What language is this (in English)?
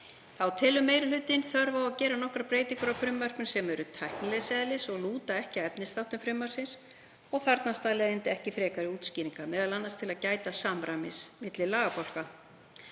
Icelandic